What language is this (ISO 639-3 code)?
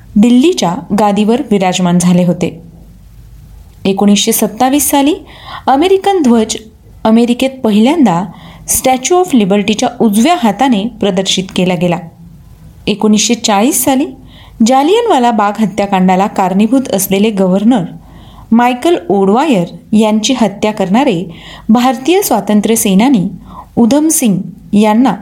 mar